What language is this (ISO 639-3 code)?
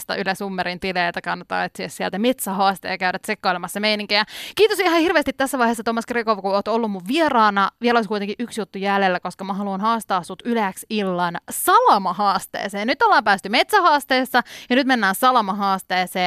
fin